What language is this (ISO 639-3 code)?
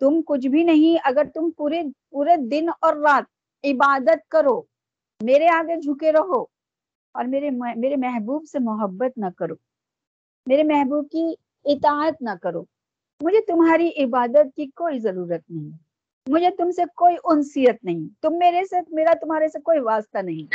urd